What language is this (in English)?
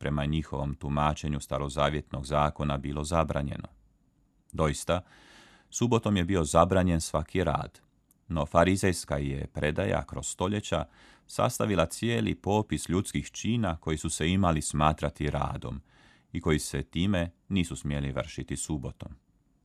Croatian